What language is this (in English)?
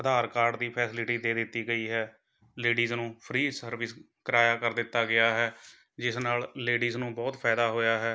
Punjabi